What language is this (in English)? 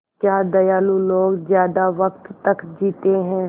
Hindi